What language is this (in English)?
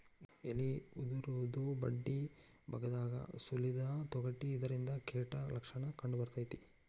Kannada